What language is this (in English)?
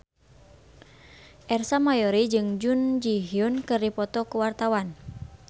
Sundanese